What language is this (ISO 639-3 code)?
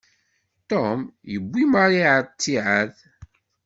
kab